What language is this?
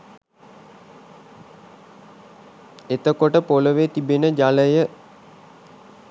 Sinhala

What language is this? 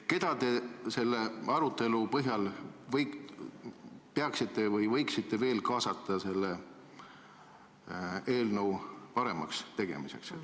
Estonian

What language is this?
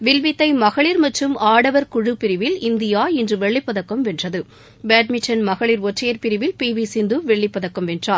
Tamil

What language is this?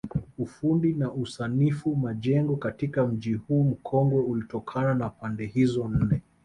Swahili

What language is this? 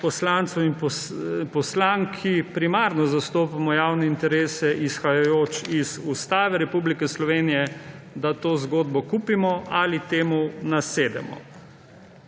Slovenian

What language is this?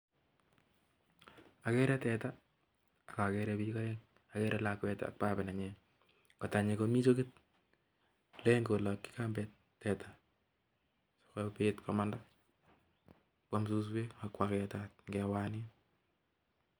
Kalenjin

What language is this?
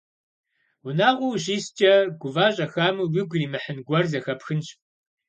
Kabardian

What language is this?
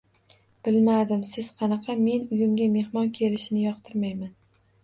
Uzbek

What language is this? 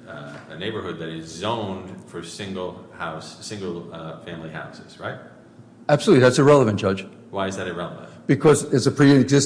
English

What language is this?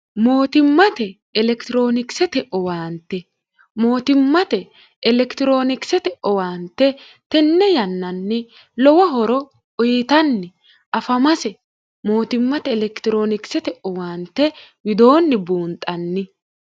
Sidamo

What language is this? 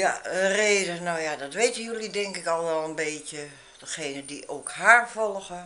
Dutch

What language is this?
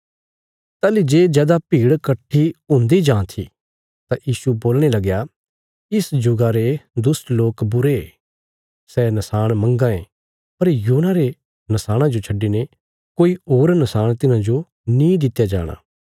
Bilaspuri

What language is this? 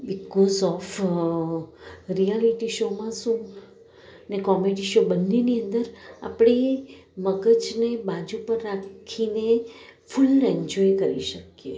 Gujarati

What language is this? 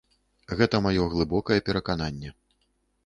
Belarusian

